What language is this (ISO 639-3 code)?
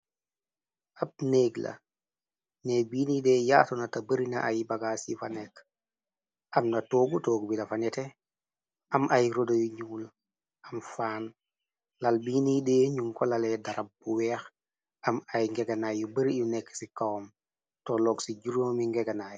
wol